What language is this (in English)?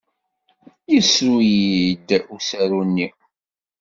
Kabyle